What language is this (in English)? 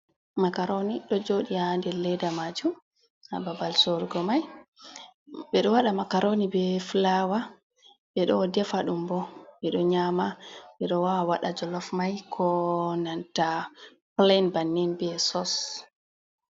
Fula